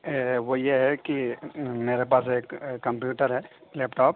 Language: Urdu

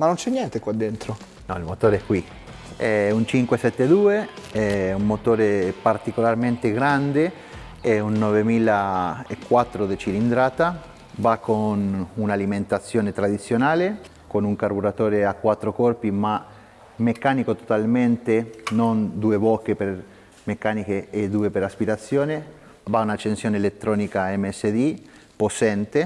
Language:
Italian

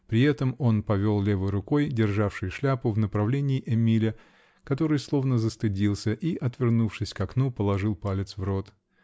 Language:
Russian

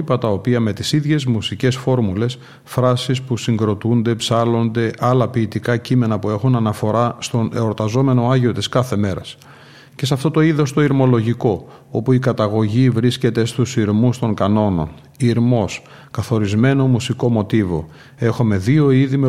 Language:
Greek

